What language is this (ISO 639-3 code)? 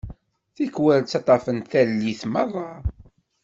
kab